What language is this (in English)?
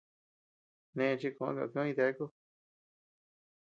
Tepeuxila Cuicatec